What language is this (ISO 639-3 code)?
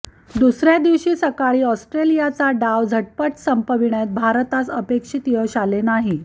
mar